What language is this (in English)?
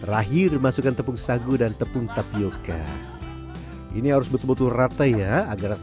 Indonesian